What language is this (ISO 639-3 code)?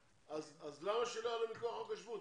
heb